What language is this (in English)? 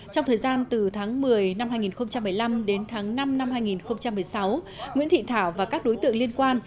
Vietnamese